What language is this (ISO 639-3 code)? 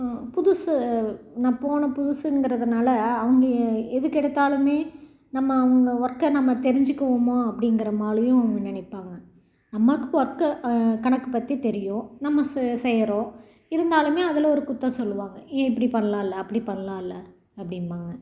tam